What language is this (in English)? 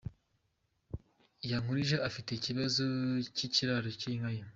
Kinyarwanda